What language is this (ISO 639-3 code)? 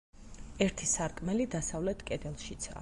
kat